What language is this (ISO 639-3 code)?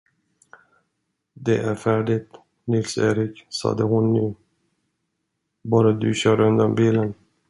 swe